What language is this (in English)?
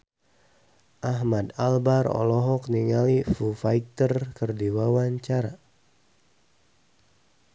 Sundanese